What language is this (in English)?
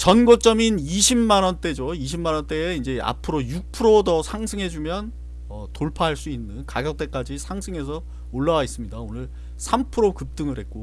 Korean